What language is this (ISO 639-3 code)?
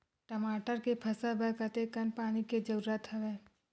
hne